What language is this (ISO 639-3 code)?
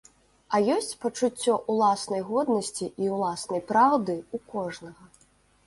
bel